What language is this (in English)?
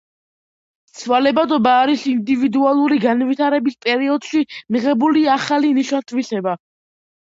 Georgian